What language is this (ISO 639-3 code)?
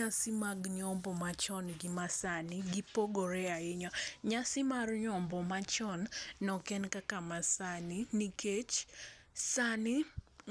luo